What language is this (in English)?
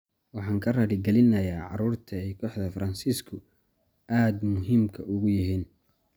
Somali